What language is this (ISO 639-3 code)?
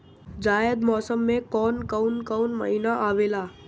bho